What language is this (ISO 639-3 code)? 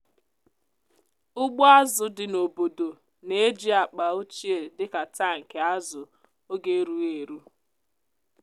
ibo